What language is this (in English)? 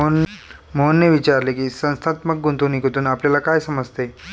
Marathi